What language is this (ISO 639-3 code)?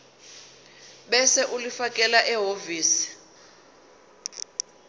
zul